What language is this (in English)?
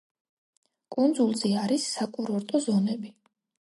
Georgian